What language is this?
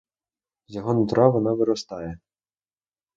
Ukrainian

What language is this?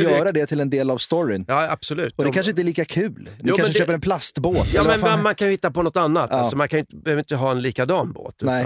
Swedish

